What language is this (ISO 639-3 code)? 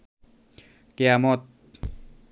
ben